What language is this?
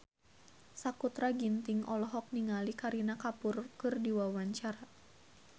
Sundanese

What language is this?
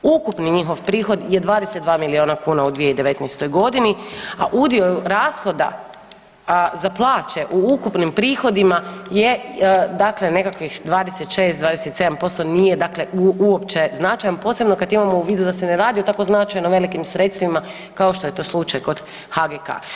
Croatian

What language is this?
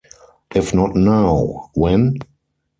English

